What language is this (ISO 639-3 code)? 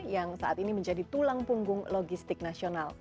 ind